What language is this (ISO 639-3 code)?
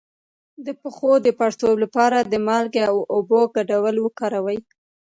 pus